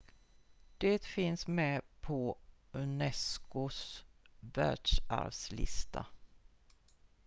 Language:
Swedish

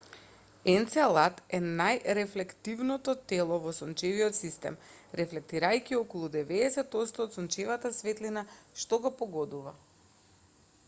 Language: Macedonian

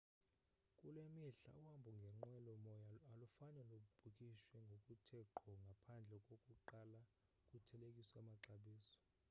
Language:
Xhosa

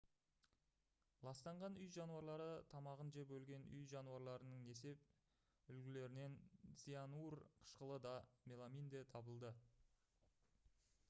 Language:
Kazakh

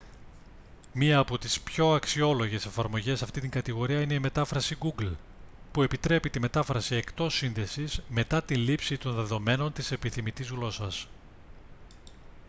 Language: Greek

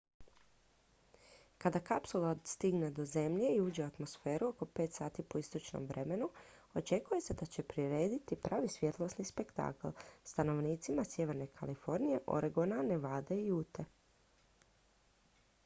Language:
Croatian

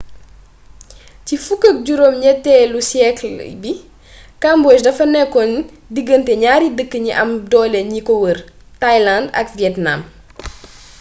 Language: Wolof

